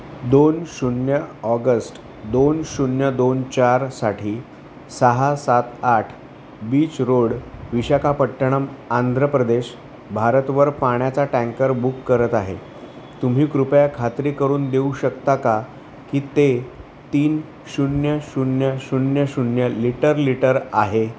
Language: Marathi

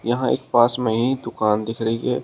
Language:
Hindi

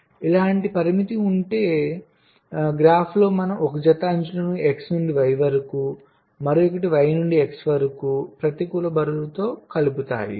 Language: Telugu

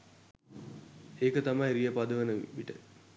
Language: Sinhala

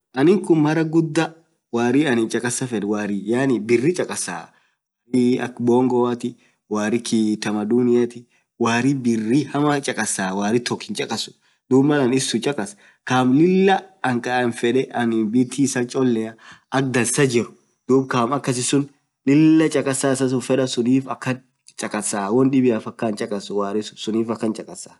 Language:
Orma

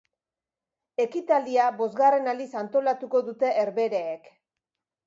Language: Basque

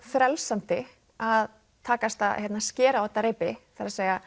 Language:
Icelandic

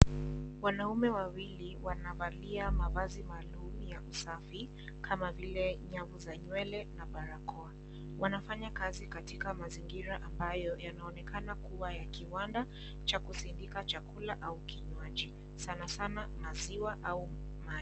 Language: Swahili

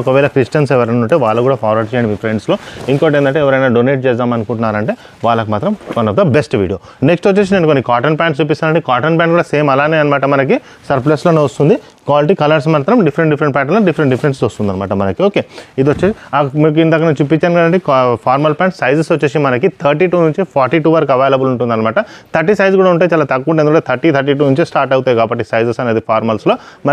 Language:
Telugu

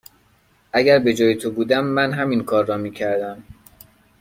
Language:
Persian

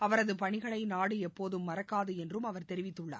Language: Tamil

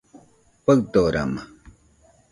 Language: Nüpode Huitoto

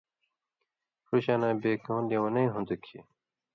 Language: Indus Kohistani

